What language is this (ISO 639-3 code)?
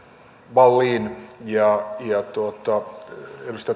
fin